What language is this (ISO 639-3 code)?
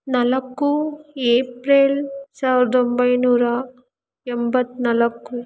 kan